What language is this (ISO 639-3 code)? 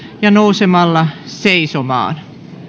fin